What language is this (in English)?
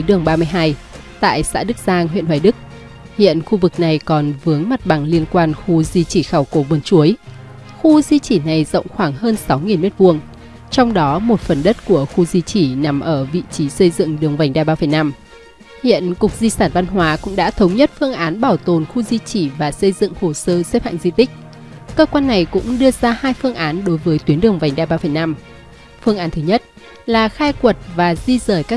Vietnamese